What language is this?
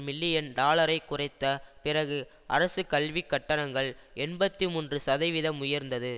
Tamil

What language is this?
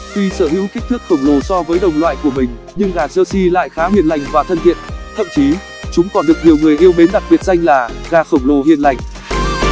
Vietnamese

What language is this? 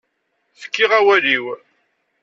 Kabyle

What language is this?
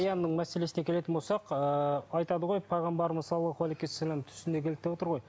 Kazakh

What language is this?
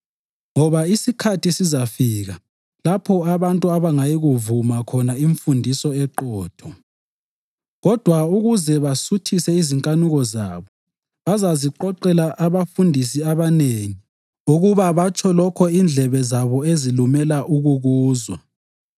North Ndebele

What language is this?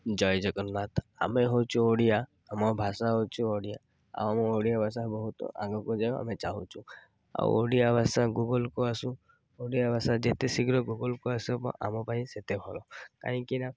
Odia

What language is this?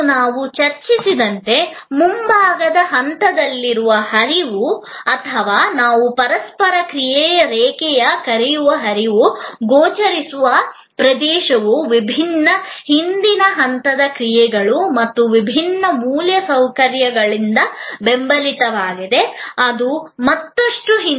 Kannada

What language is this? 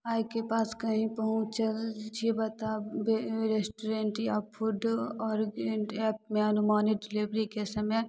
Maithili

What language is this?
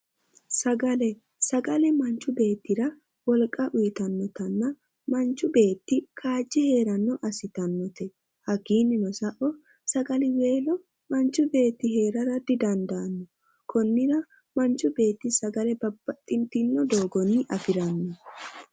Sidamo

